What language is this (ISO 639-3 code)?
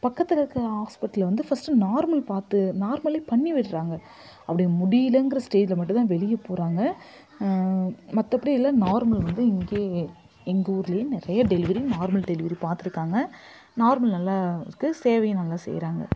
tam